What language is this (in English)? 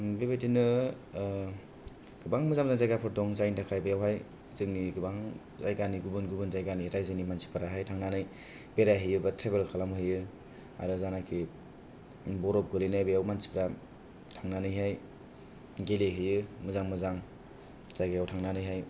Bodo